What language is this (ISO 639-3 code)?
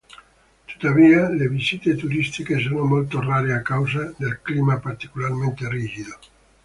ita